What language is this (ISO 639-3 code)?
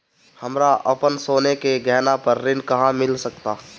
bho